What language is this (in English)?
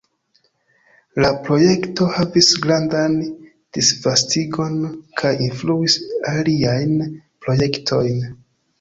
Esperanto